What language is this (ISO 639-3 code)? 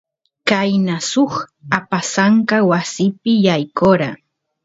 qus